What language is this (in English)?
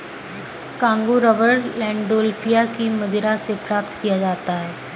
Hindi